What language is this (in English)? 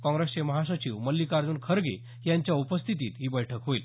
Marathi